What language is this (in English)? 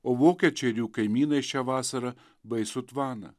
Lithuanian